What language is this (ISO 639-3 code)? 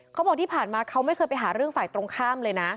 tha